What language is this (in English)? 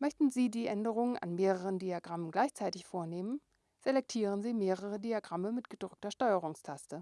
German